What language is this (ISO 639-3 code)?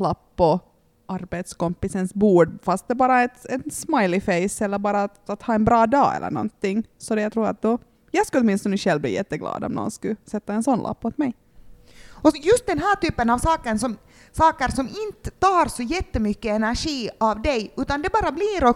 swe